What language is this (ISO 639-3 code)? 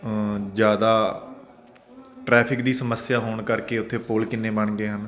pan